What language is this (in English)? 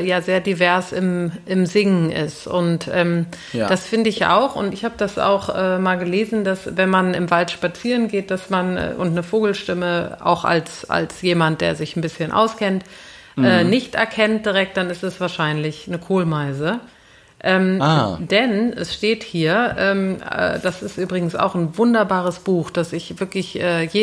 German